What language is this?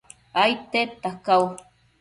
Matsés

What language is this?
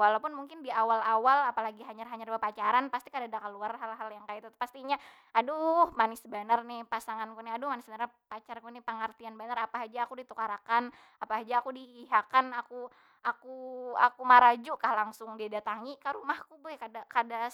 Banjar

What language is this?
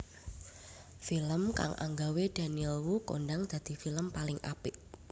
Javanese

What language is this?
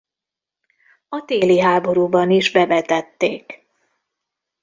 Hungarian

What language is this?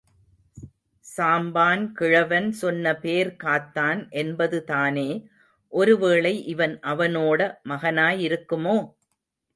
Tamil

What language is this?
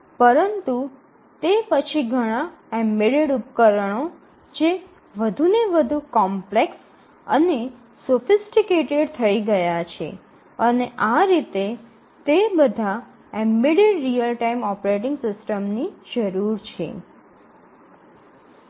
Gujarati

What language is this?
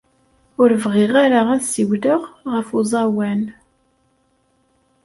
Kabyle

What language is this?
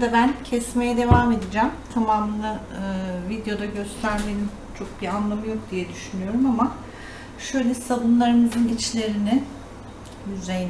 Turkish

